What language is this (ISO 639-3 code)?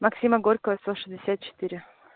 rus